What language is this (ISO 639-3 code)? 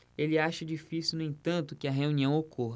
por